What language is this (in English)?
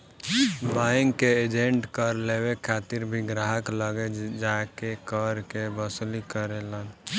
Bhojpuri